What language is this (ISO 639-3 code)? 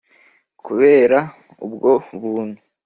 kin